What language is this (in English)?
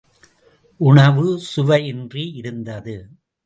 Tamil